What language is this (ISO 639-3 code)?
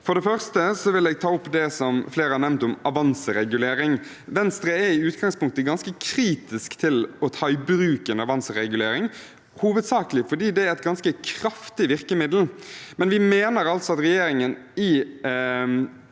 nor